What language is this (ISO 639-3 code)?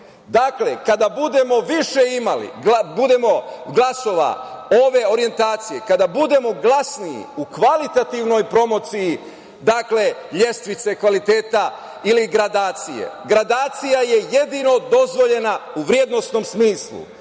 srp